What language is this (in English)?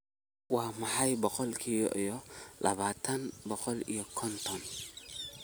Somali